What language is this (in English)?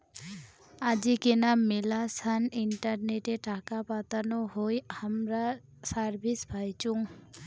Bangla